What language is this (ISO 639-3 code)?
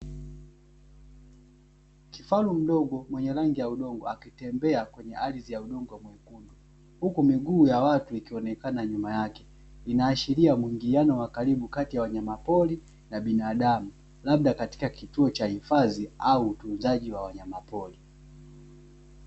swa